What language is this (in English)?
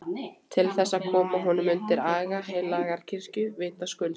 Icelandic